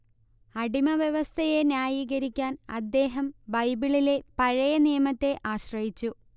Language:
Malayalam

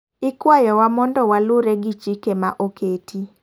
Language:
Luo (Kenya and Tanzania)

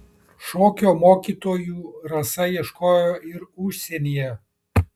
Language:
Lithuanian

